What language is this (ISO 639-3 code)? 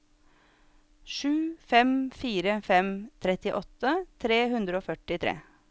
nor